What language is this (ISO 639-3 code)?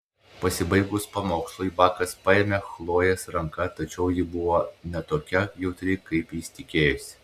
lit